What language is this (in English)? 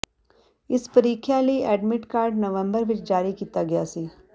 Punjabi